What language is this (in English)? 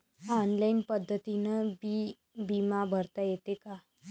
Marathi